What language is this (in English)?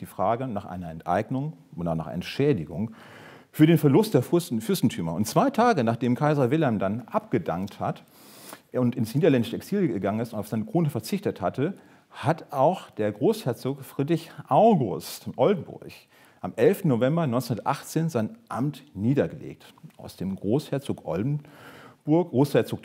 German